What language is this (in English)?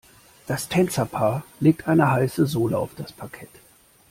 German